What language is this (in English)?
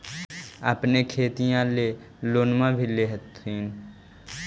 Magahi